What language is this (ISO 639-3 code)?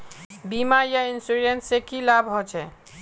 mag